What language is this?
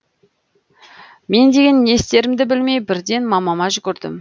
Kazakh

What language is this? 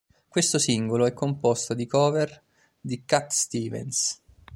Italian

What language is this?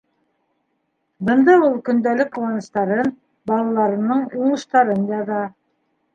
Bashkir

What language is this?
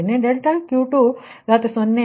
Kannada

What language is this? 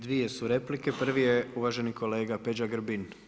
Croatian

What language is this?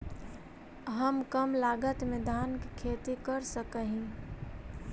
Magahi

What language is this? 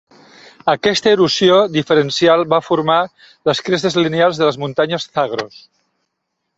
Catalan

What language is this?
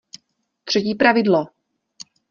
Czech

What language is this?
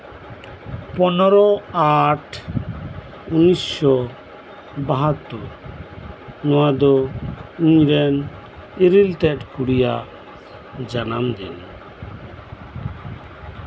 Santali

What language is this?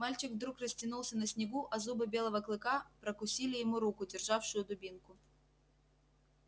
Russian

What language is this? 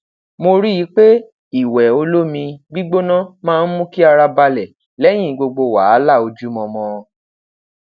Yoruba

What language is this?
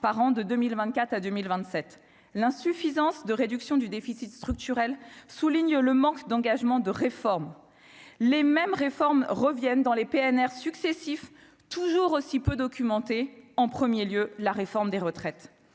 French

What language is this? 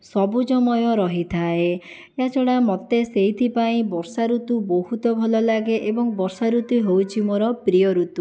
Odia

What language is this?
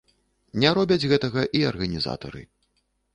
Belarusian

